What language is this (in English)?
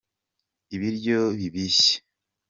Kinyarwanda